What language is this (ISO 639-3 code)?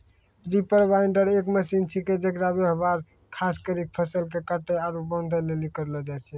mai